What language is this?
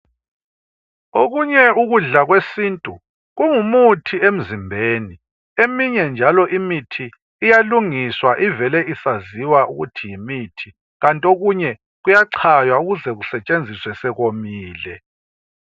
North Ndebele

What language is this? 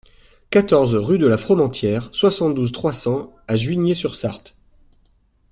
French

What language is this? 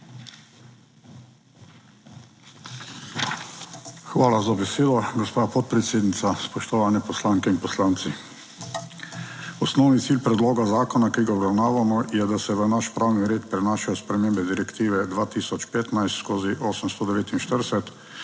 Slovenian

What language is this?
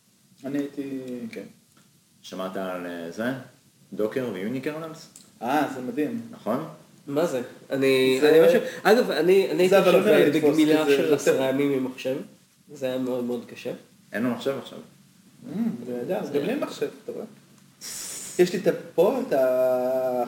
Hebrew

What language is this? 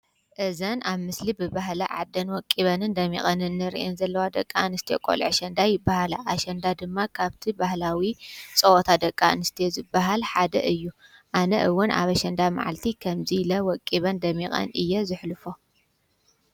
Tigrinya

